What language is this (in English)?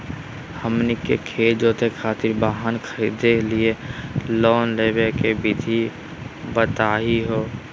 Magahi